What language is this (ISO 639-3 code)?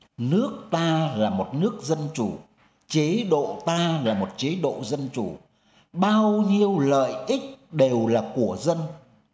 vie